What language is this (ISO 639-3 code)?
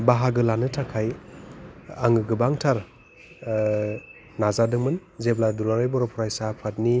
brx